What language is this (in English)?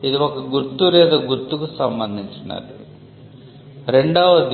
Telugu